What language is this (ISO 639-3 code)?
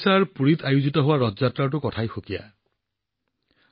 asm